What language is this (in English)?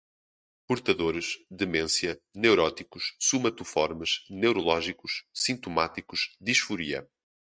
Portuguese